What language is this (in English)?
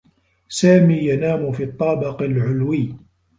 Arabic